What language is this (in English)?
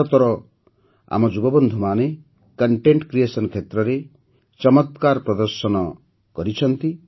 Odia